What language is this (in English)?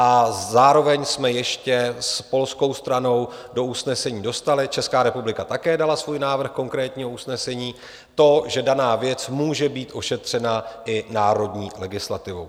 Czech